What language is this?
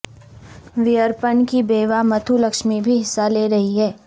Urdu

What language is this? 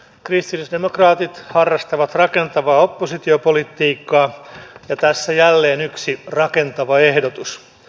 Finnish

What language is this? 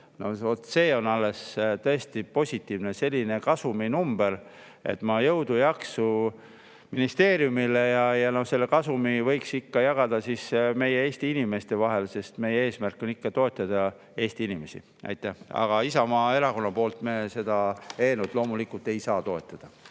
Estonian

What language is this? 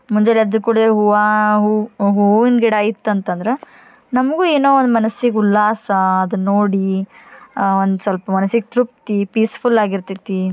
Kannada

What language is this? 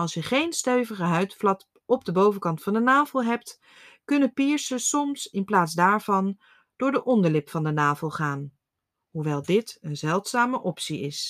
Dutch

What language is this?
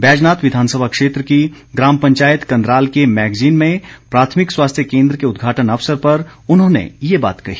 Hindi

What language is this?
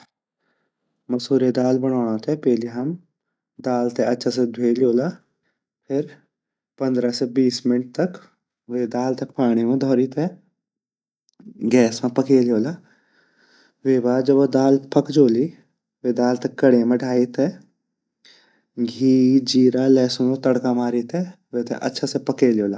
Garhwali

